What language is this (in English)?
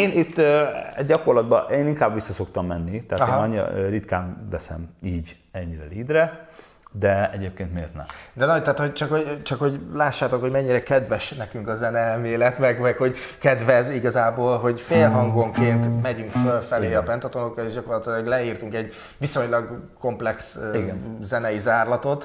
Hungarian